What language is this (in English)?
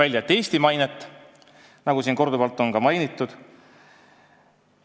Estonian